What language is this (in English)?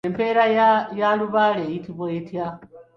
Ganda